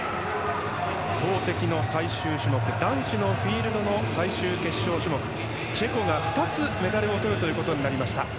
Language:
Japanese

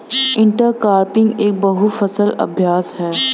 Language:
Hindi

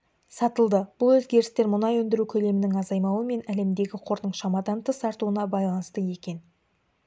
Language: Kazakh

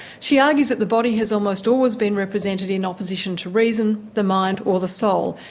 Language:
English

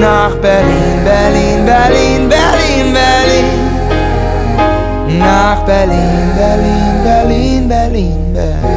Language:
German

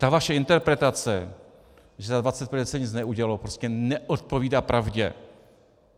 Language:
Czech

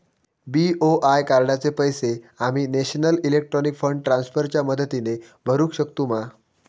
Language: Marathi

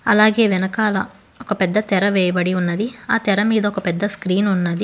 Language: Telugu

